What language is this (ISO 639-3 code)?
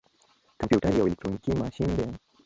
pus